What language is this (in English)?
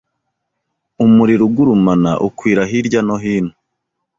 Kinyarwanda